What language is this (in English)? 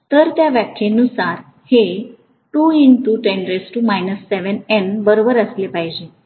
Marathi